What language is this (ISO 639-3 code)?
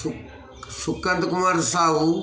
ori